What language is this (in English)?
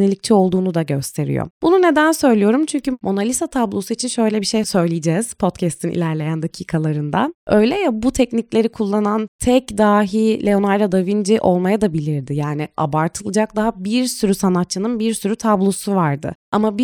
Turkish